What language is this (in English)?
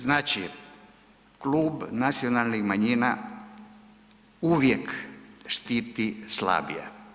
Croatian